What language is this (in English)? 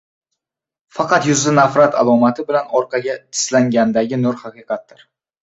Uzbek